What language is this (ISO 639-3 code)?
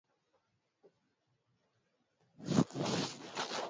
swa